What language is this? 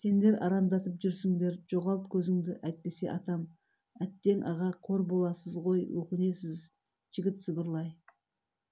Kazakh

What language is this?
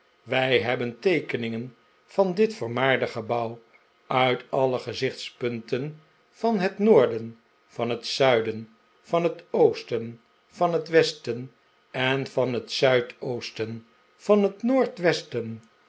Dutch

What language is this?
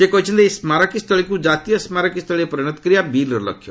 Odia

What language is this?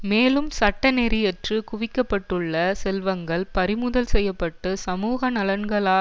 Tamil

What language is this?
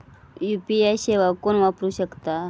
Marathi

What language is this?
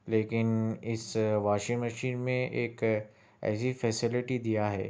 Urdu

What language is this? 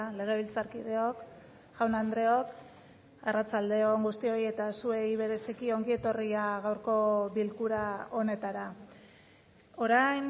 Basque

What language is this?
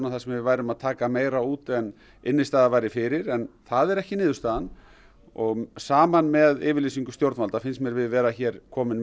Icelandic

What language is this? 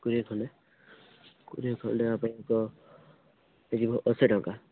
Odia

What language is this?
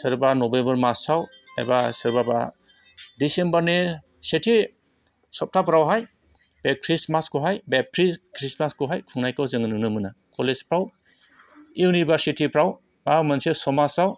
Bodo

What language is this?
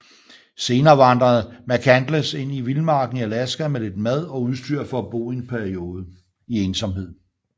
Danish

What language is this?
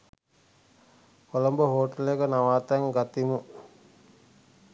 Sinhala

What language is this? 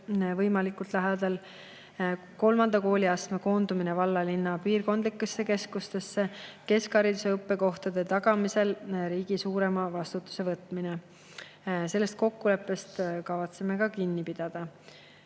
Estonian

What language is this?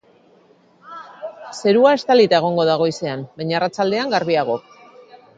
Basque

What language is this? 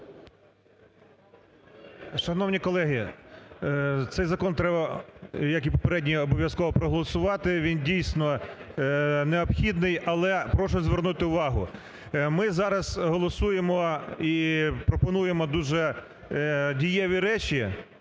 Ukrainian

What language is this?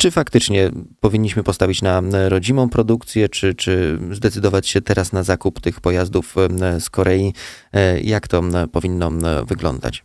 Polish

